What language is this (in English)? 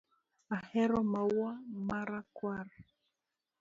Luo (Kenya and Tanzania)